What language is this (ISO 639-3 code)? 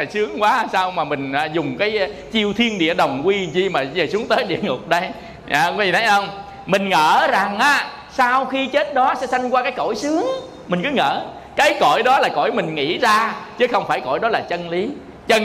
vie